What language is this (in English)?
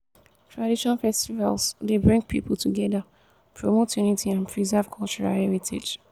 Nigerian Pidgin